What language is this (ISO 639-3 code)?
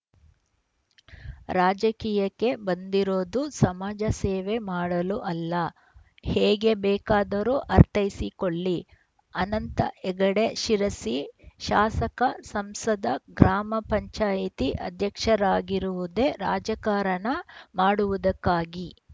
kan